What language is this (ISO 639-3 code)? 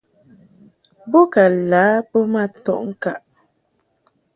mhk